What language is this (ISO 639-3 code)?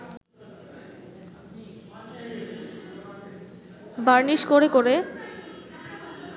ben